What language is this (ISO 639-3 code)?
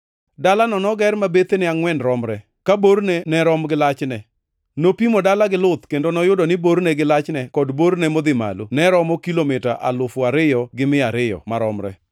luo